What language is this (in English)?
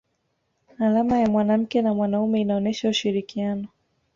Swahili